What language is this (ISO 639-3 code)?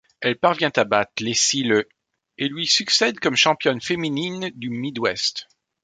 fra